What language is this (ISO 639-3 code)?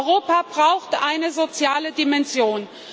deu